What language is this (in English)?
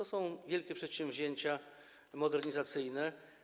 Polish